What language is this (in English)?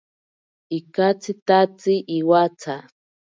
Ashéninka Perené